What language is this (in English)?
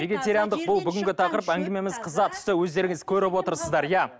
Kazakh